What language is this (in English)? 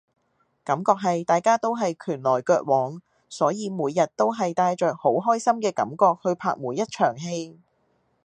Cantonese